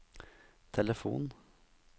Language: Norwegian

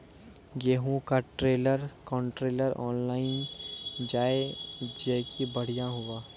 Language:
Maithili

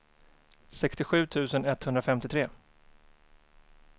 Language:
Swedish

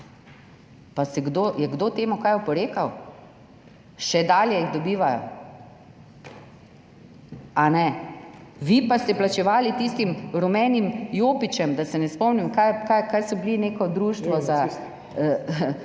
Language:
Slovenian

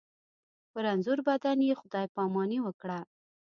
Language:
Pashto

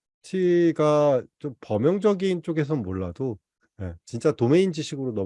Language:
Korean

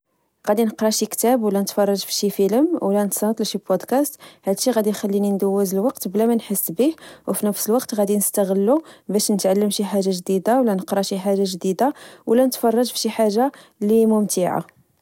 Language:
Moroccan Arabic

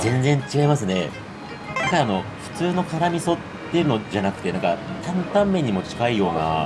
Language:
Japanese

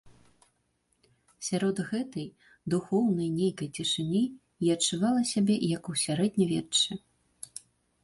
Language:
Belarusian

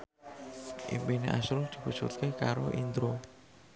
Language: Javanese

